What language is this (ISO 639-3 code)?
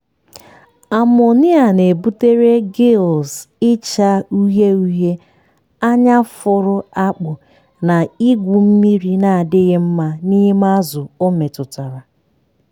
ibo